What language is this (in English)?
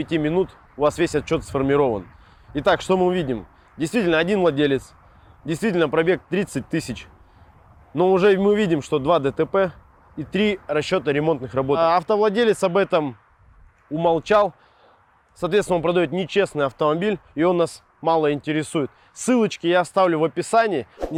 Russian